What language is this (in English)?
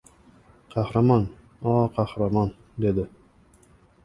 Uzbek